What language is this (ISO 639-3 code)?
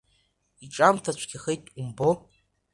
abk